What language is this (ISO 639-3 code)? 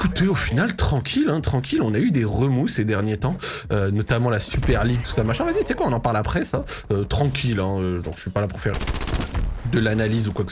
fra